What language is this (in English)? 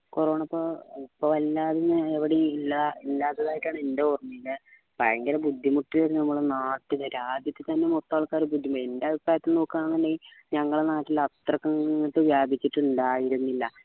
Malayalam